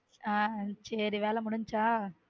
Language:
Tamil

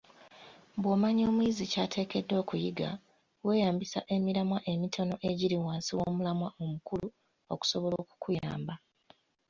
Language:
Ganda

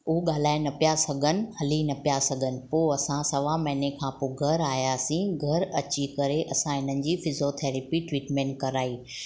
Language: Sindhi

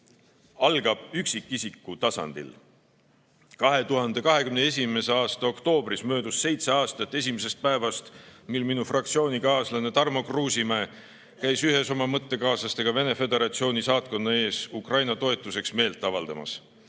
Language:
Estonian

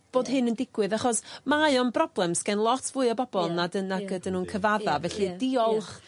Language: Welsh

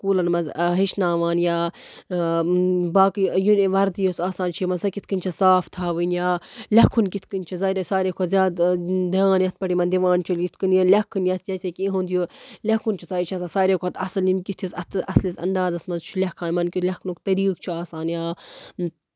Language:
Kashmiri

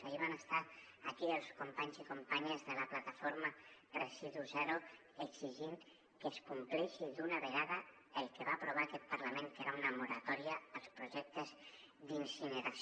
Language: Catalan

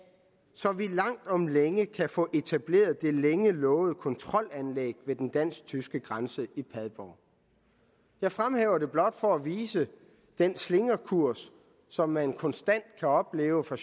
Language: Danish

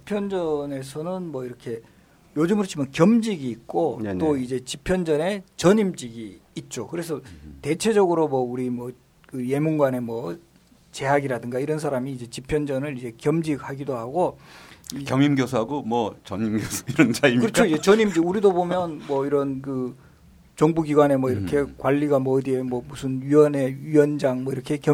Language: Korean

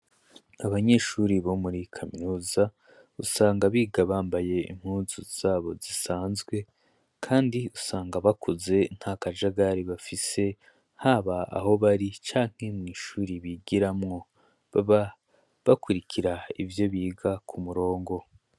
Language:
Rundi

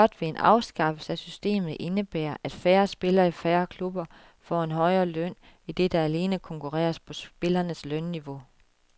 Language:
Danish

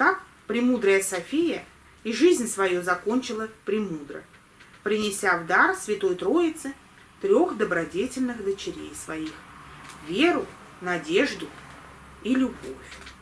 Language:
Russian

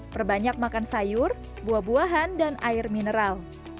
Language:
Indonesian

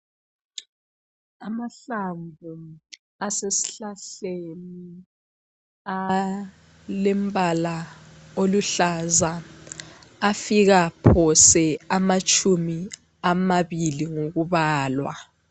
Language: North Ndebele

